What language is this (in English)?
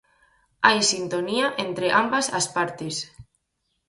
Galician